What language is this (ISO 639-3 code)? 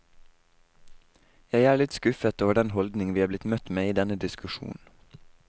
nor